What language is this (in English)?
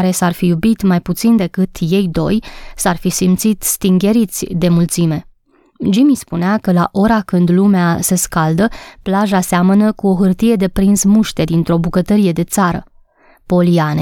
Romanian